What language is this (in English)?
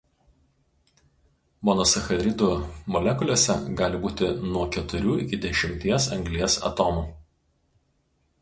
Lithuanian